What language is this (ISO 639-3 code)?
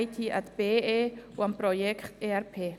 gsw